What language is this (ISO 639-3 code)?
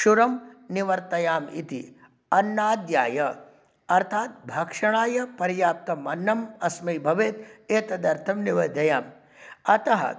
san